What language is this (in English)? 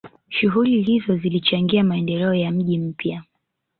Swahili